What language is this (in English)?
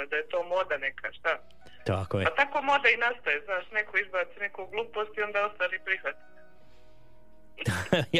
Croatian